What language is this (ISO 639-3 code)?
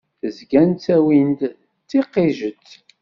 kab